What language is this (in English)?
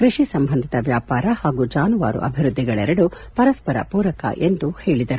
Kannada